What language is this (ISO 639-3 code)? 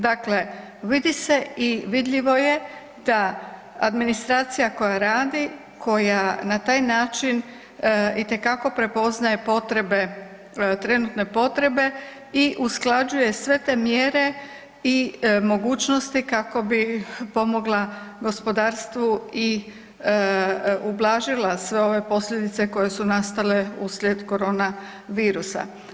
hrv